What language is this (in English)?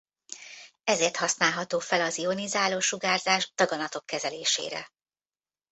Hungarian